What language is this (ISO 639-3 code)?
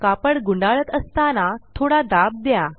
mar